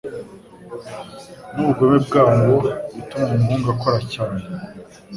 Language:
Kinyarwanda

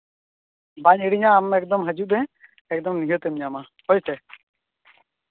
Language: Santali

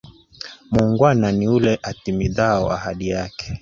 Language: Swahili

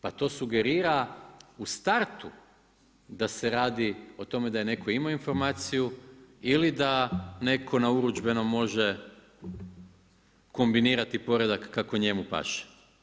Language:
Croatian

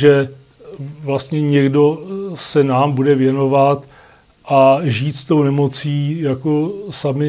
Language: Czech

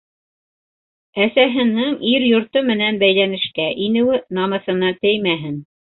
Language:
Bashkir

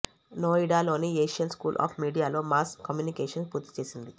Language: Telugu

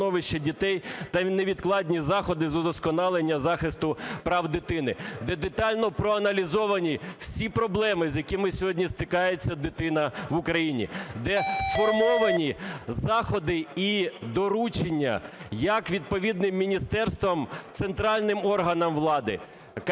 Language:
Ukrainian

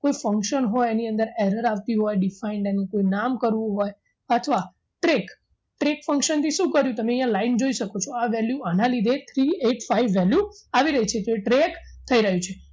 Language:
Gujarati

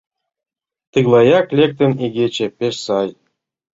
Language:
Mari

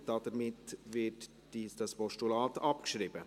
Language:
Swiss German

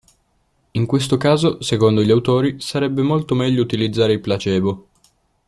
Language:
Italian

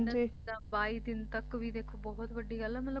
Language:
Punjabi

